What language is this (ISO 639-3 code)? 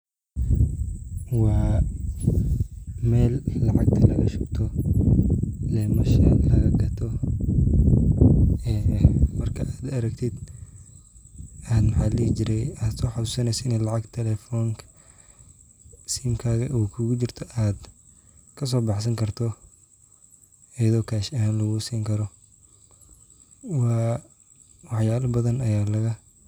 som